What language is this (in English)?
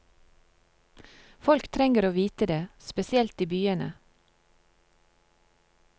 Norwegian